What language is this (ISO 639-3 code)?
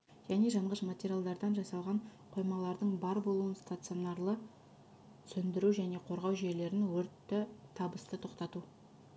kaz